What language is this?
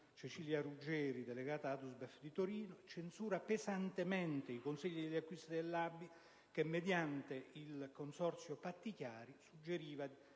Italian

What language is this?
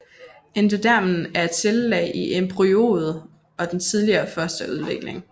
Danish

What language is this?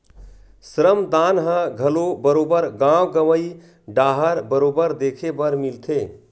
Chhattisgarhi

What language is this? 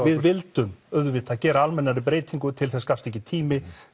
Icelandic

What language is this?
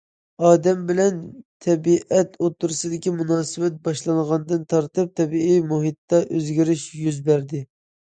Uyghur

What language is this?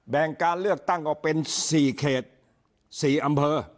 Thai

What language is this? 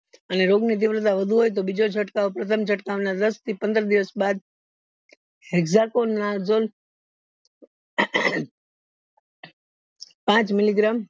Gujarati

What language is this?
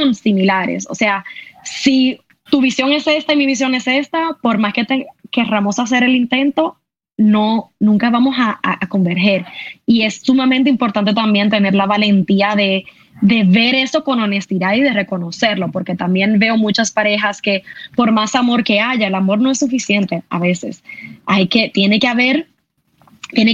Spanish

